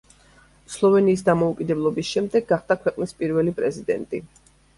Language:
Georgian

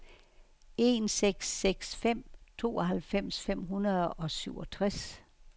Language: Danish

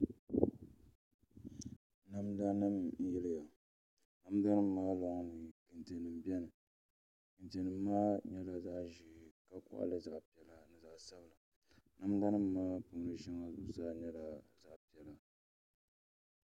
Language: Dagbani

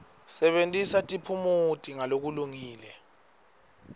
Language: Swati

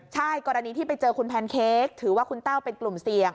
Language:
Thai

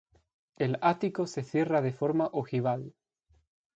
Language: Spanish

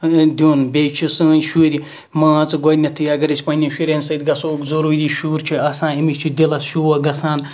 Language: Kashmiri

